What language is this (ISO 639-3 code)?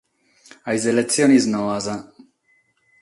srd